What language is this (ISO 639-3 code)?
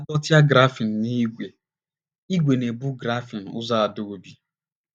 ibo